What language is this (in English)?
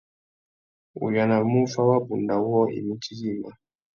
Tuki